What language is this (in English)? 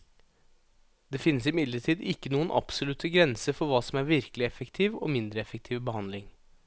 Norwegian